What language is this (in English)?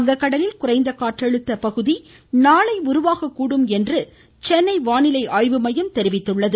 Tamil